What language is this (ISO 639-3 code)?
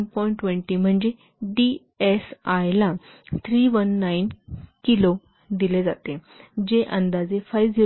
mar